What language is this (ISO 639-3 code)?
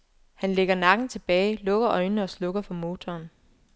dan